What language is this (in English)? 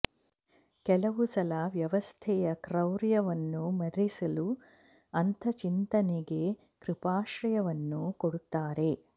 Kannada